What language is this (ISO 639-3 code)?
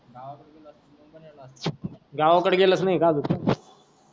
mar